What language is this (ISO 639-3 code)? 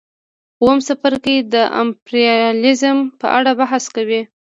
pus